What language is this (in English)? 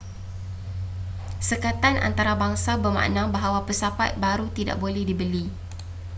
Malay